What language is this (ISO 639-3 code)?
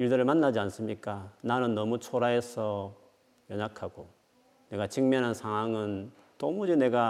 kor